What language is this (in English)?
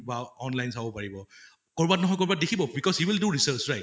Assamese